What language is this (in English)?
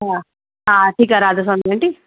Sindhi